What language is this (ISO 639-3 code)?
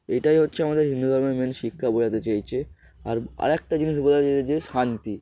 ben